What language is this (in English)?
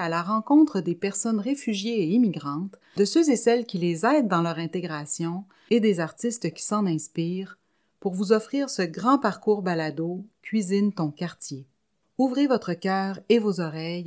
French